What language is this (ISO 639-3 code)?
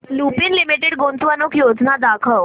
mar